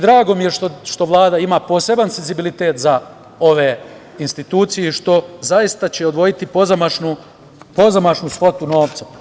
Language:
Serbian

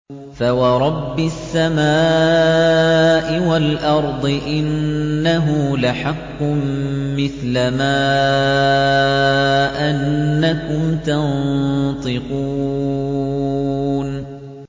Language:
Arabic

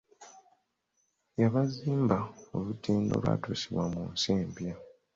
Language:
Ganda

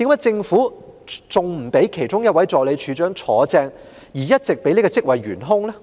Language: Cantonese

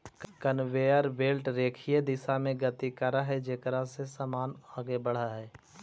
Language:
Magahi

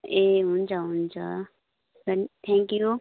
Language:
Nepali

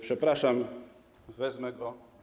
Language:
Polish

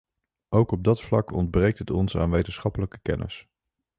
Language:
Dutch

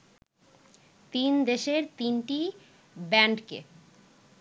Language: Bangla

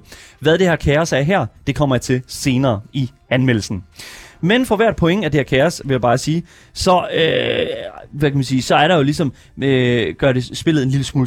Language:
Danish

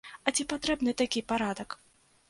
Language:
Belarusian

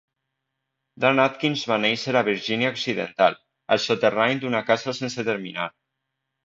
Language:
Catalan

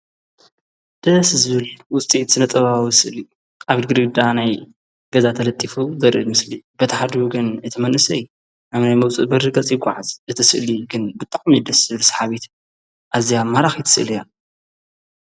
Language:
Tigrinya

